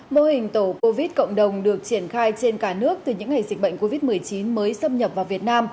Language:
Vietnamese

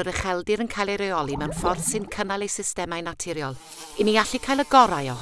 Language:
Welsh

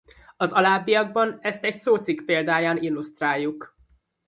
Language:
Hungarian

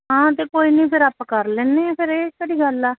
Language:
Punjabi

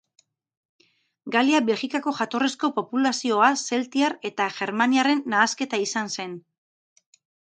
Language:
Basque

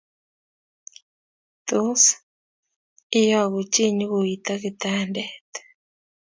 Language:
Kalenjin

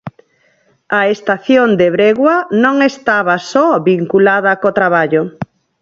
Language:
Galician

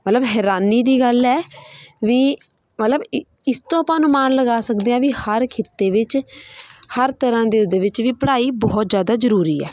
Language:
Punjabi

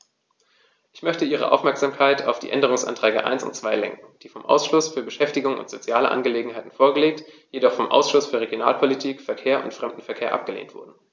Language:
German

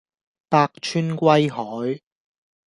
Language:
Cantonese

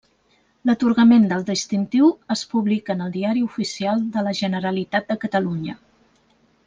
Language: Catalan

